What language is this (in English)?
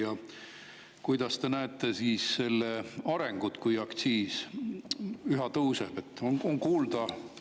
Estonian